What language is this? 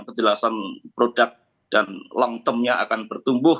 Indonesian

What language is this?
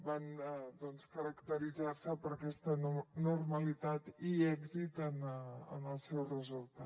Catalan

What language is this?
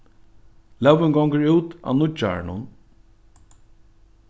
Faroese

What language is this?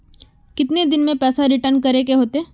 Magahi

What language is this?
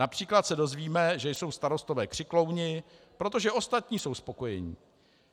Czech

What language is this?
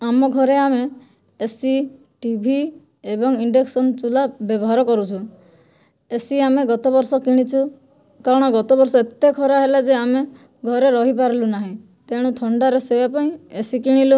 Odia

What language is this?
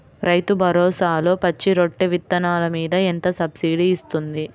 Telugu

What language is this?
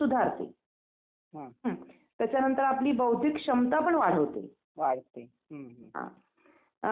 Marathi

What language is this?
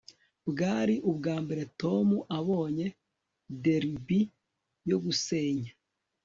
Kinyarwanda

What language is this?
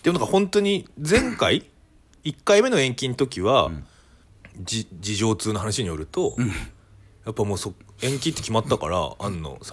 Japanese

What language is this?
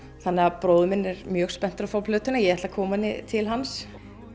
Icelandic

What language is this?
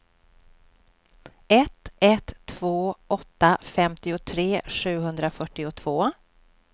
Swedish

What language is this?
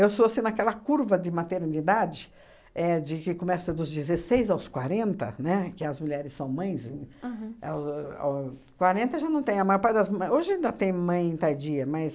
Portuguese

